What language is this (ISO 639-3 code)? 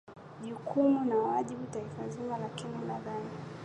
swa